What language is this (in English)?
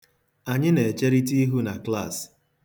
Igbo